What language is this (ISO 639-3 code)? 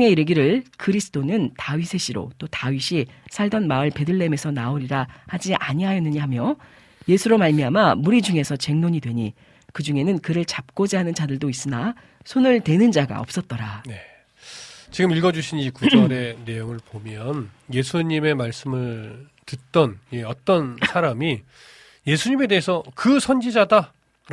kor